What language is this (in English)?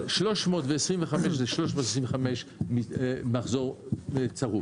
Hebrew